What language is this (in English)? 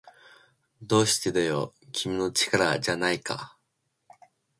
Japanese